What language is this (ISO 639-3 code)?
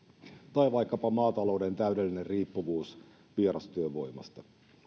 fin